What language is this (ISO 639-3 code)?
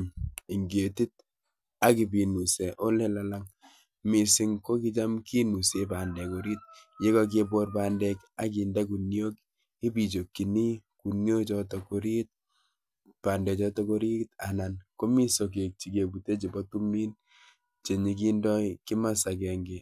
kln